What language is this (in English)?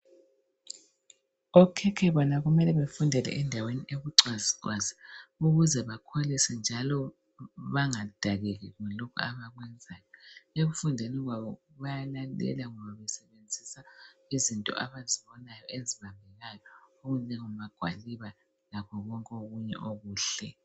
North Ndebele